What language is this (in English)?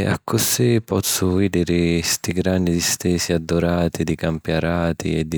Sicilian